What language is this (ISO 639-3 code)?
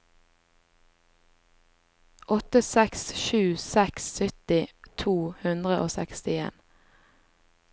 nor